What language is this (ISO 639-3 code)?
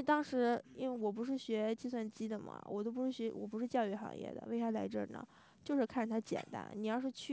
zho